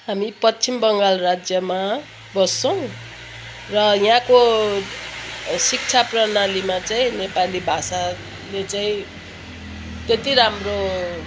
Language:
Nepali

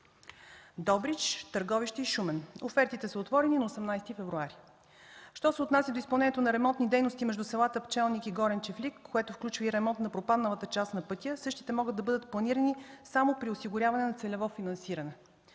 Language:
Bulgarian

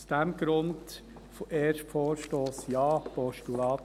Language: Swiss German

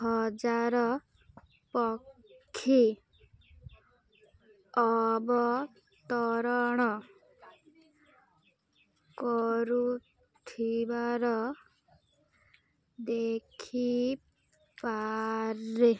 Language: Odia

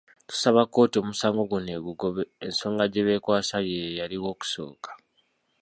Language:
Ganda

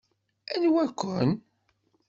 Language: Kabyle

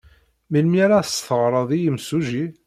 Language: Kabyle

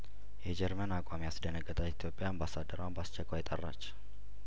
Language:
Amharic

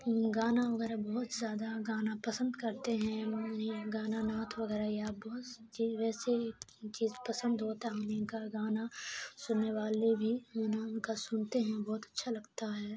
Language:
Urdu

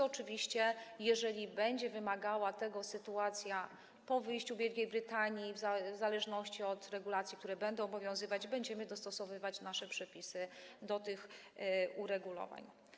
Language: Polish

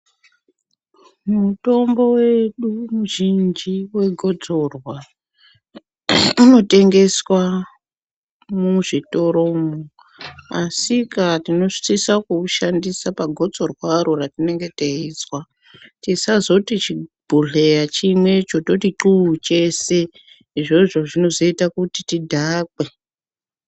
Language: Ndau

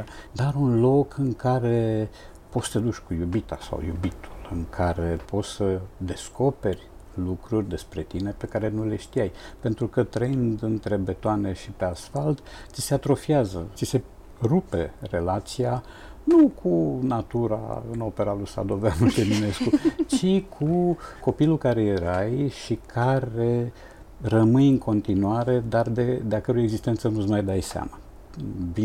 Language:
Romanian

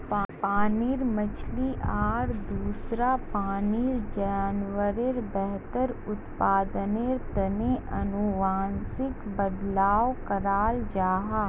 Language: Magahi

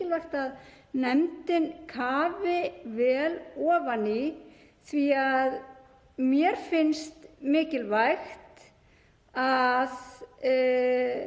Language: Icelandic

